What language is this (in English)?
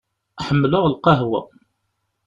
Kabyle